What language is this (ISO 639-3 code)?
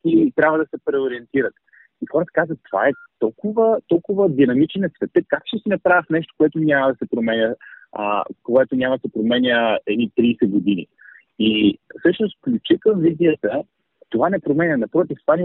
bul